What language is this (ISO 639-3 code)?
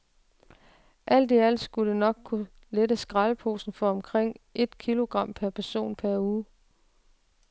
dan